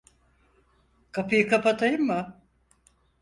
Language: Turkish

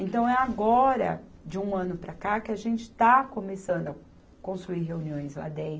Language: Portuguese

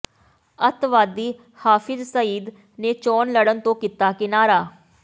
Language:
Punjabi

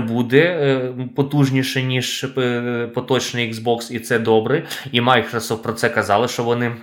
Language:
Ukrainian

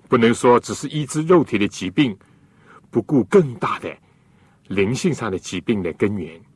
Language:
Chinese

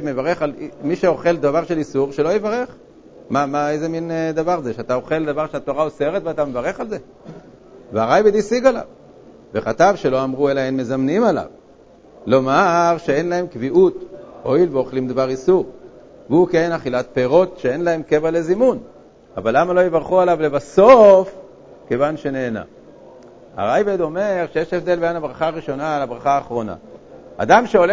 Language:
Hebrew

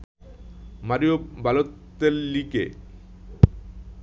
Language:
Bangla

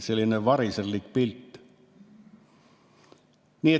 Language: Estonian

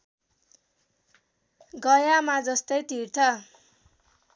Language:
Nepali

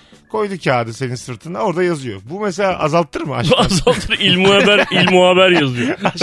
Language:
Turkish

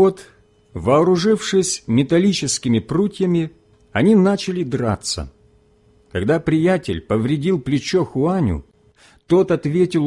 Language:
Russian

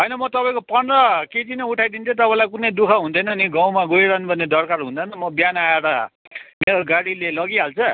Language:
Nepali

